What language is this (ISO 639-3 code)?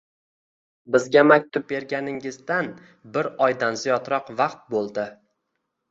uzb